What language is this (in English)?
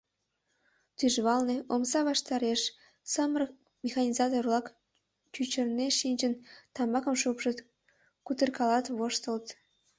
Mari